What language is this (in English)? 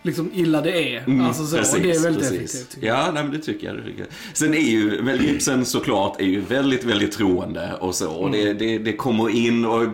Swedish